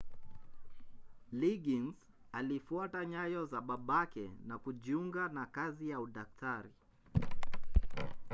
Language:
Swahili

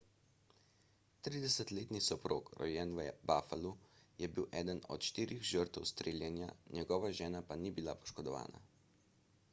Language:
Slovenian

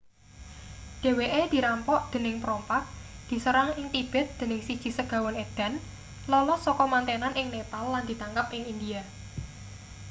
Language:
Javanese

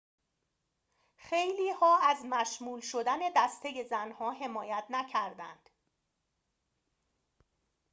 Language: Persian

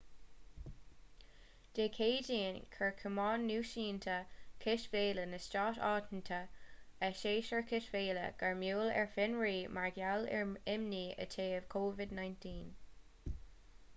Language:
Irish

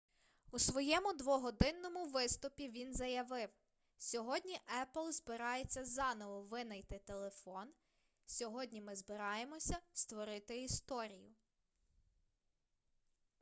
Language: Ukrainian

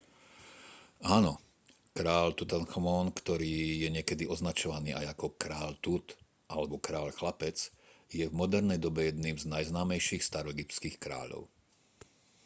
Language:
Slovak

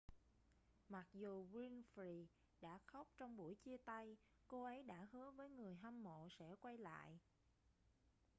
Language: Vietnamese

